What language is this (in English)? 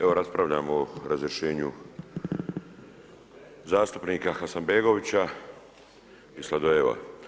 Croatian